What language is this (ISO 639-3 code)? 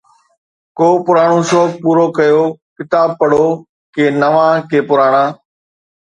snd